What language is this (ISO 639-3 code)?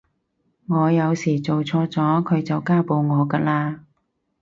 yue